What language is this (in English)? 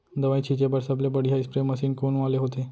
Chhattisgarhi